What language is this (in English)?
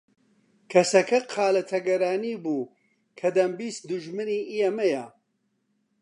Central Kurdish